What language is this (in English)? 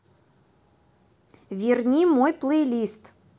Russian